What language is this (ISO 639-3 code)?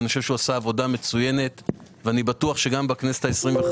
heb